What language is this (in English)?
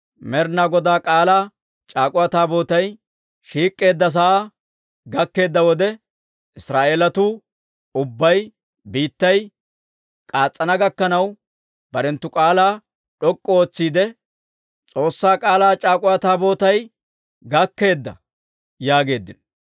Dawro